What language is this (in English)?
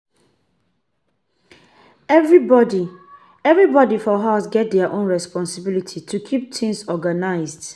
Nigerian Pidgin